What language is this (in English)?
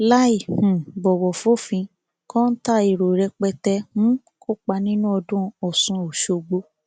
Yoruba